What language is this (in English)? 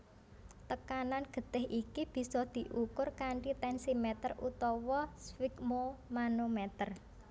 Javanese